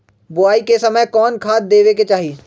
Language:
Magahi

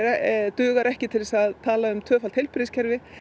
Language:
Icelandic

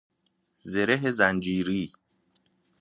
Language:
Persian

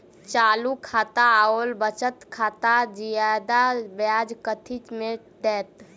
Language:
Maithili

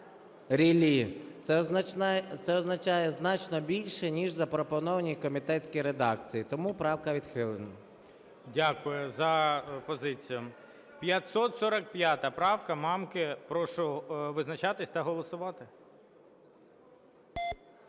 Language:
Ukrainian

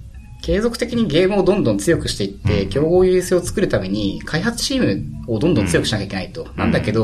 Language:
Japanese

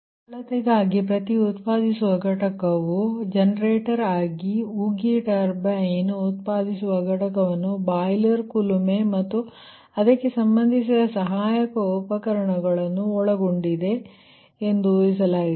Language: Kannada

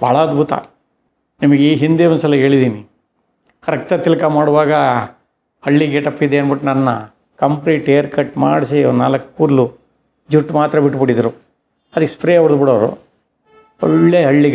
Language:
Italian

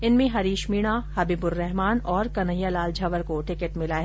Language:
Hindi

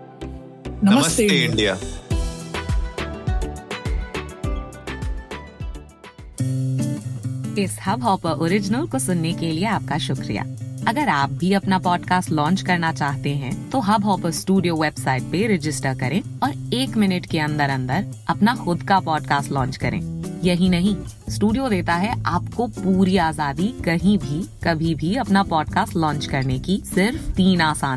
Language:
Hindi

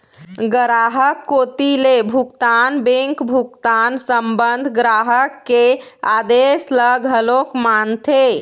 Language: Chhattisgarhi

